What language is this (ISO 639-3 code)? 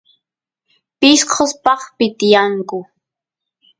qus